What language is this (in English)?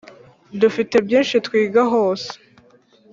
Kinyarwanda